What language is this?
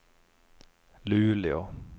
Swedish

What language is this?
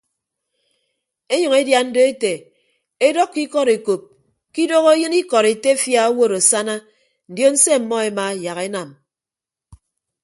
Ibibio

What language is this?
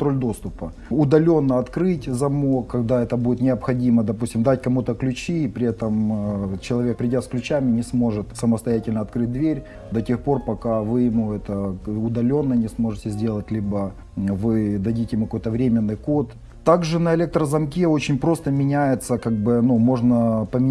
Russian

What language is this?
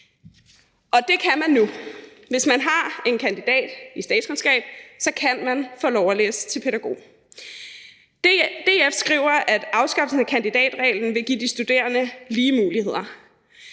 Danish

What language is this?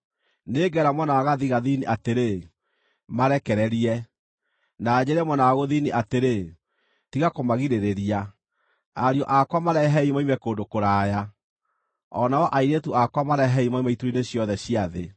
Kikuyu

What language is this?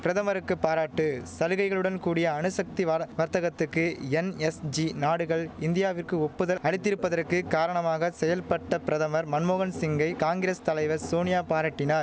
Tamil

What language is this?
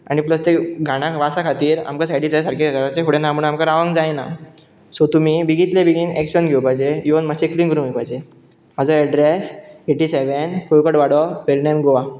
Konkani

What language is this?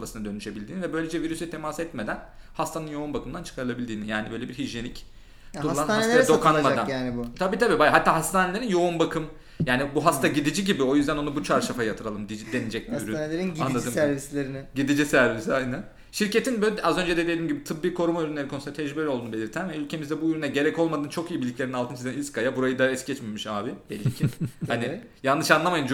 Turkish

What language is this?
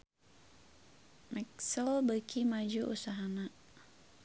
Sundanese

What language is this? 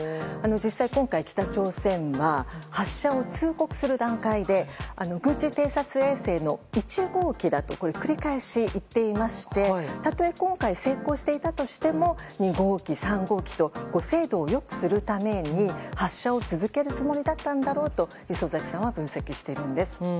Japanese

